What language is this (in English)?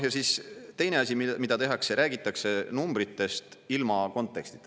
Estonian